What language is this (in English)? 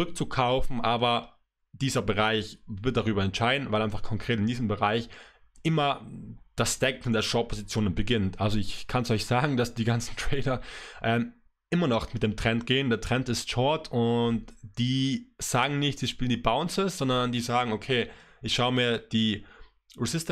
German